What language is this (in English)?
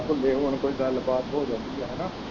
Punjabi